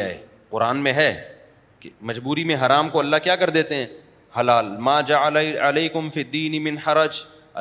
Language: Urdu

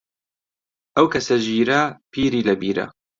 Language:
Central Kurdish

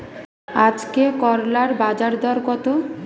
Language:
Bangla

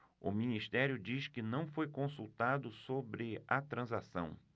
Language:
Portuguese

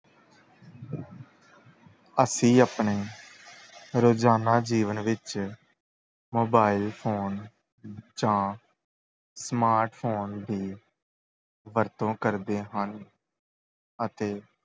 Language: Punjabi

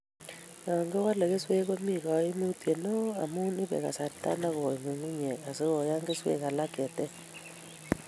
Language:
Kalenjin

